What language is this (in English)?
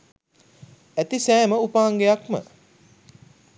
Sinhala